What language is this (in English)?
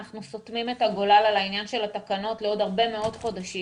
Hebrew